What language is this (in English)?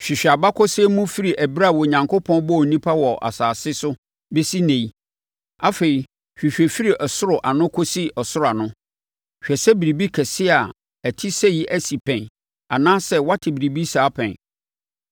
Akan